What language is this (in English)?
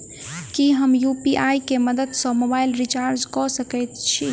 Maithili